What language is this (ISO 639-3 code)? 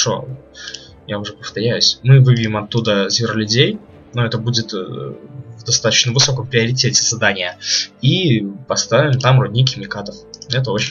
rus